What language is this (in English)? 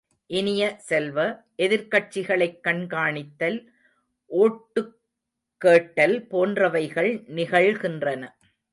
Tamil